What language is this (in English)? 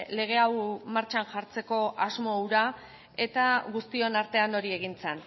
Basque